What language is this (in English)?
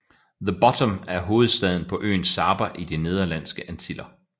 Danish